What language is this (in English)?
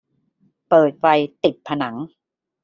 Thai